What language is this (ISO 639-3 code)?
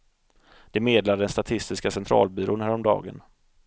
swe